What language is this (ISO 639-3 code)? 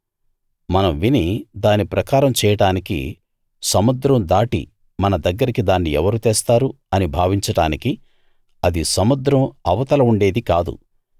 tel